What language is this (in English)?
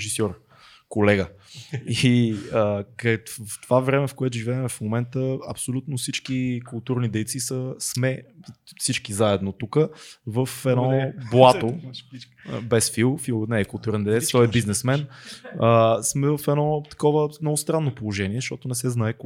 Bulgarian